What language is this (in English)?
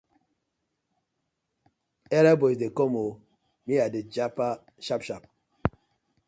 Nigerian Pidgin